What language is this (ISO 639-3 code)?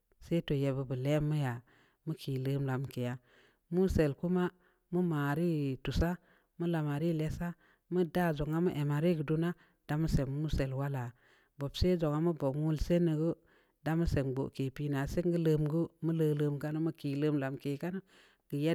ndi